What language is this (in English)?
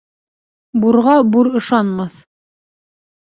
Bashkir